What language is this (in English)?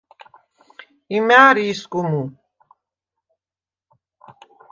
Svan